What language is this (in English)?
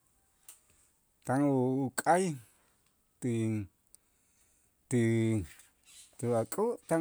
Itzá